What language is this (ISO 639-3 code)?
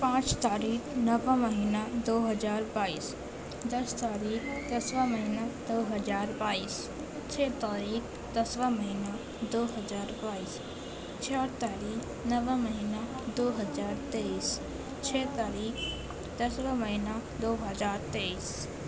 urd